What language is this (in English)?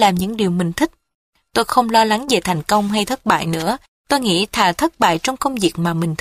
Vietnamese